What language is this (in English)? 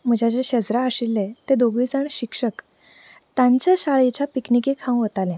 Konkani